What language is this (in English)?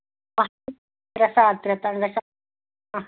Kashmiri